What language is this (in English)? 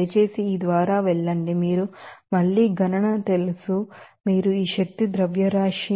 Telugu